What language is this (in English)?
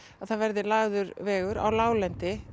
Icelandic